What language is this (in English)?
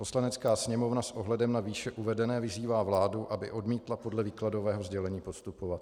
Czech